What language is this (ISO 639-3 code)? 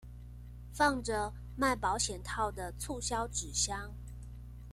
zho